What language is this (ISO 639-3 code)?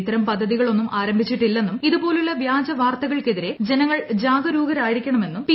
mal